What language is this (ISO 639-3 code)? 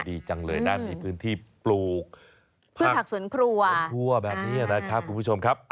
tha